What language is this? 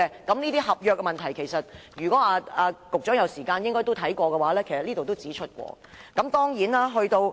Cantonese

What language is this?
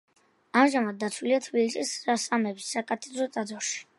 Georgian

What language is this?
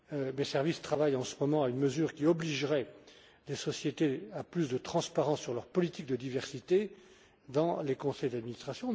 French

